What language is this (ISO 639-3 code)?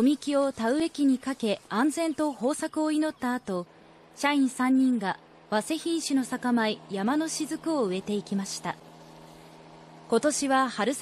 jpn